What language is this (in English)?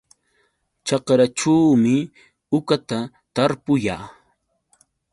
Yauyos Quechua